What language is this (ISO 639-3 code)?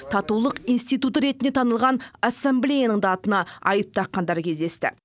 kaz